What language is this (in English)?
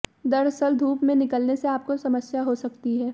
Hindi